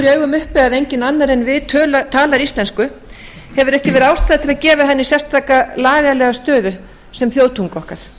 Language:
Icelandic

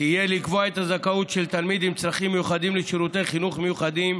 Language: Hebrew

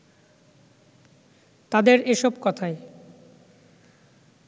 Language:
Bangla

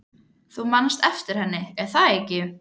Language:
Icelandic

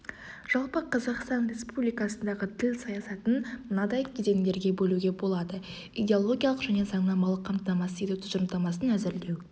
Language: Kazakh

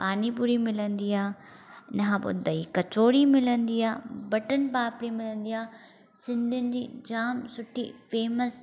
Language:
Sindhi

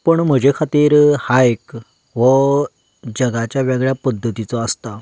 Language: Konkani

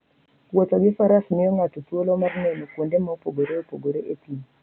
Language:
Luo (Kenya and Tanzania)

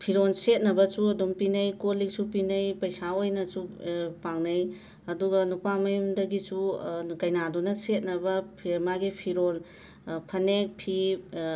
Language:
Manipuri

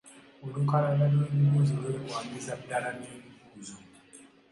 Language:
Ganda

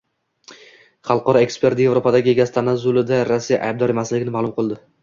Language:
Uzbek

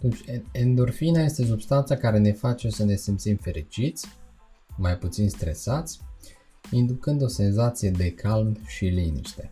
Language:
Romanian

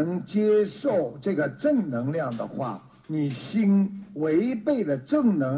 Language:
Chinese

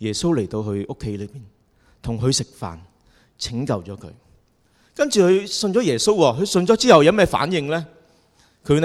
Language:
Chinese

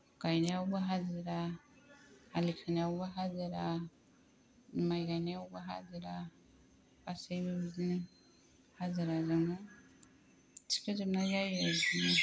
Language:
Bodo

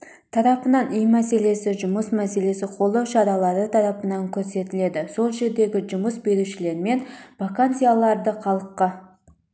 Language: Kazakh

